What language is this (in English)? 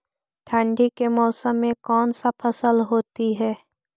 Magahi